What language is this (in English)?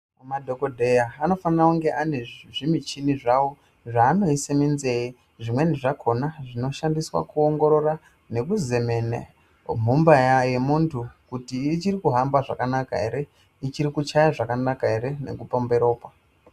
Ndau